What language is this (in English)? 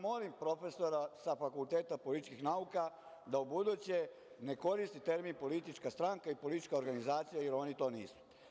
Serbian